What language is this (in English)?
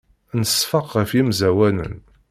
Kabyle